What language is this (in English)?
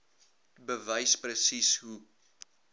Afrikaans